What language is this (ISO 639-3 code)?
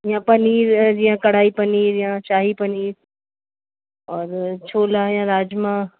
snd